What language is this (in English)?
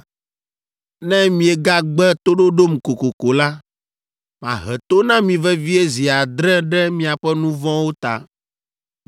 Ewe